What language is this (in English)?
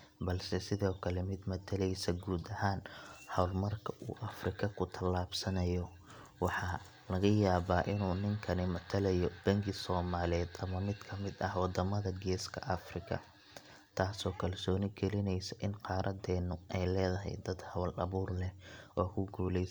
Somali